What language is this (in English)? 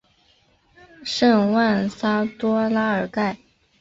Chinese